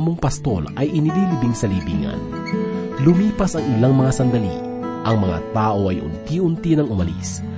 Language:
Filipino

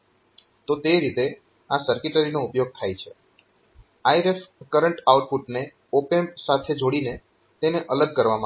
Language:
Gujarati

